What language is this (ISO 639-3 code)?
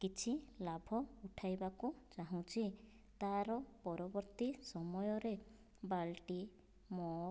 ori